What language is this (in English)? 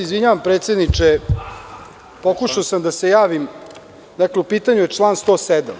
Serbian